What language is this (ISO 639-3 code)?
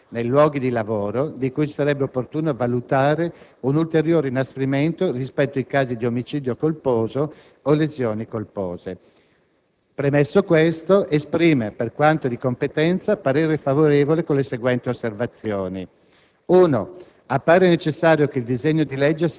ita